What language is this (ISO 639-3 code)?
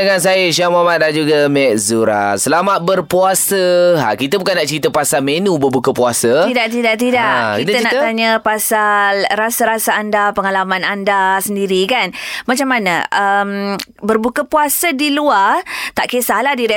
msa